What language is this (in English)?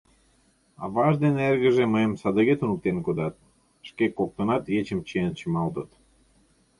Mari